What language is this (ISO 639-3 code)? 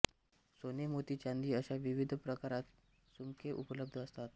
mar